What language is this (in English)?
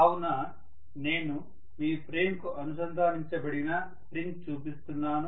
Telugu